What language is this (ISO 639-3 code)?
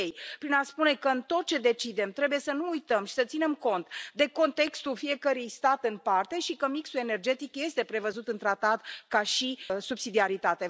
ron